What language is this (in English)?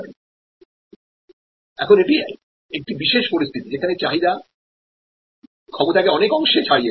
Bangla